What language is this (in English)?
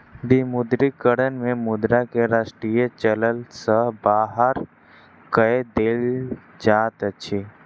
Maithili